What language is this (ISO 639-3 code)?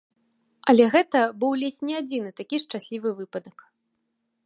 bel